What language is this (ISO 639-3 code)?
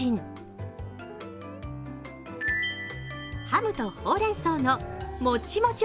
jpn